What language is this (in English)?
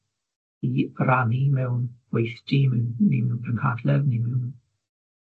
Welsh